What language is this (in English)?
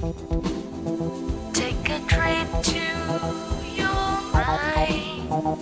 English